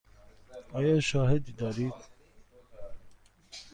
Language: Persian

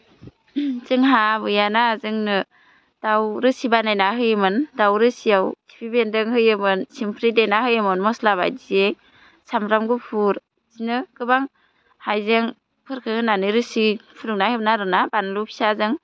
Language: Bodo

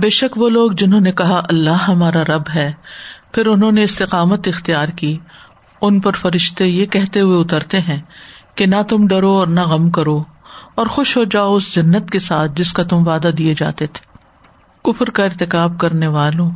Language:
Urdu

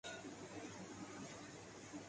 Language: Urdu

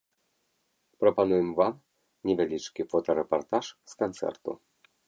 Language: Belarusian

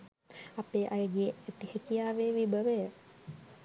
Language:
Sinhala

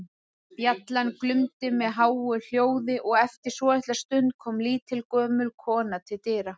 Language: Icelandic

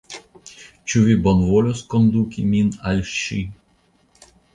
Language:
Esperanto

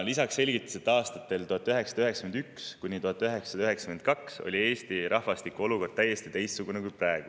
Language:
Estonian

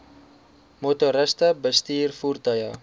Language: Afrikaans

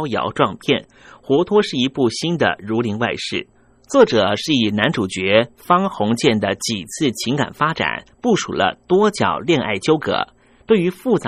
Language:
Chinese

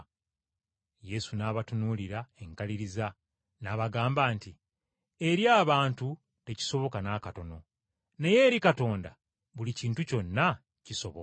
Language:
Ganda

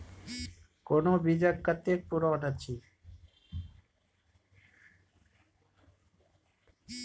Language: Maithili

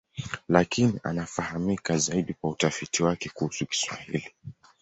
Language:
Swahili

